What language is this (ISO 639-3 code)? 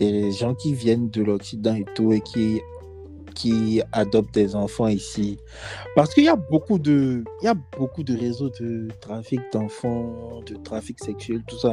fra